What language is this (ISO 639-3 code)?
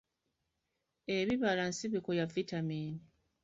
lug